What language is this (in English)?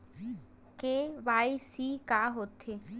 Chhattisgarhi